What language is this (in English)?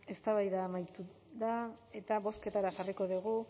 Basque